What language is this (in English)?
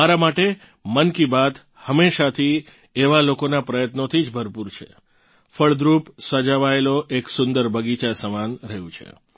Gujarati